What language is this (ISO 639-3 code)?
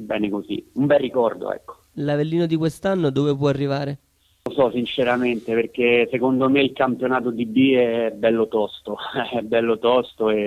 ita